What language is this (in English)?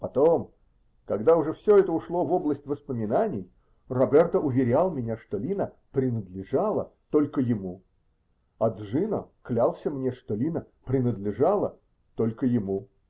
Russian